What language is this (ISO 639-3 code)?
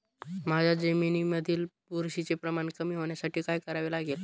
mar